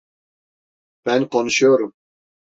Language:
Turkish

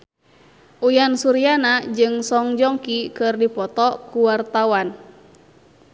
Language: Sundanese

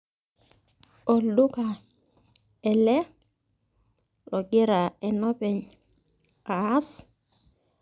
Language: Masai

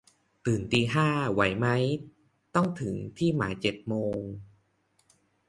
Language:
Thai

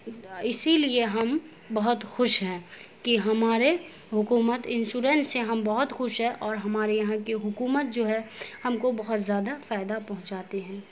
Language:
Urdu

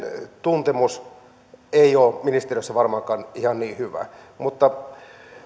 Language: Finnish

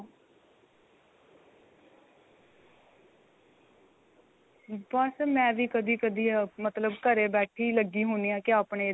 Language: Punjabi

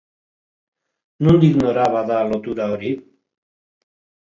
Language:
Basque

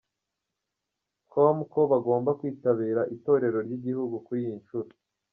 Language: Kinyarwanda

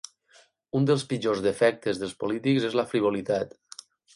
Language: Catalan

